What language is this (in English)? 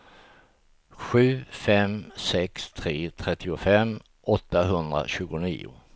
Swedish